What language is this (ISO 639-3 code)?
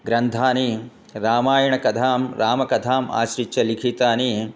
san